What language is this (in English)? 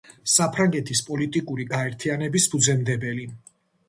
Georgian